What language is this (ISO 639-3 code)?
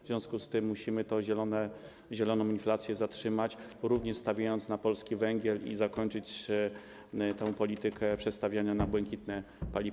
pol